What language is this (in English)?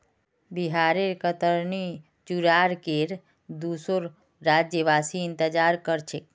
Magahi